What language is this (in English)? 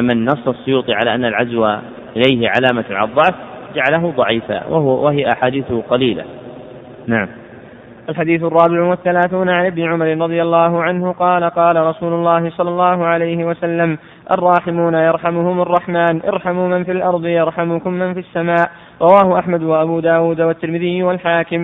Arabic